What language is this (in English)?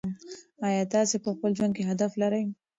Pashto